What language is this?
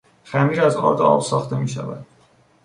Persian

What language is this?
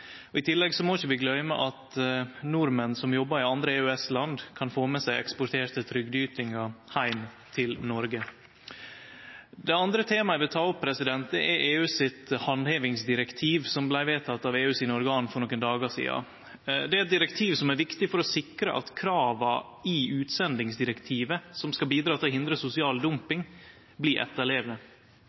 Norwegian Nynorsk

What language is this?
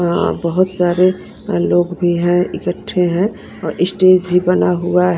Hindi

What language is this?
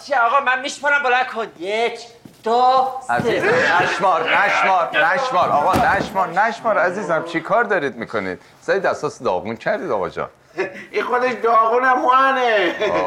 Persian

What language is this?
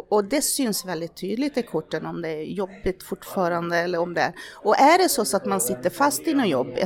Swedish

